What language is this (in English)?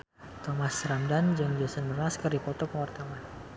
Sundanese